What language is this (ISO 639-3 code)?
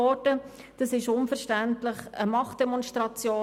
gsw